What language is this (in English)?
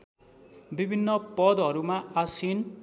Nepali